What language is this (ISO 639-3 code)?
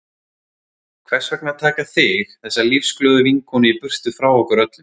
isl